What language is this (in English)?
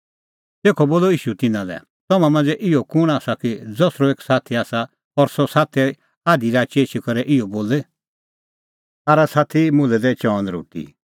Kullu Pahari